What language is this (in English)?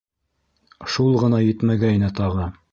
Bashkir